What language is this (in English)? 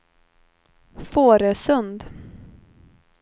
Swedish